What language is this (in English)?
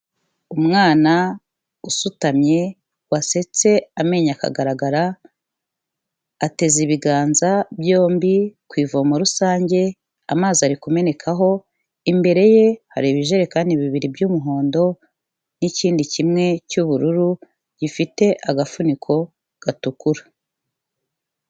Kinyarwanda